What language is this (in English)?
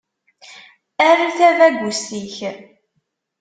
Kabyle